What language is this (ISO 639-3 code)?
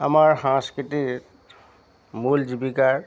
asm